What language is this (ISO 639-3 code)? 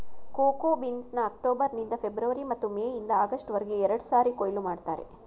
kan